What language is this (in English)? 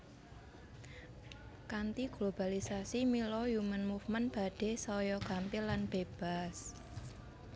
Javanese